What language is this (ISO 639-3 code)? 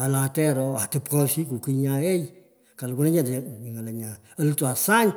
pko